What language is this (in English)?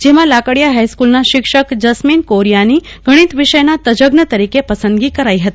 Gujarati